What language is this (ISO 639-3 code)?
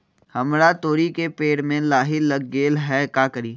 mag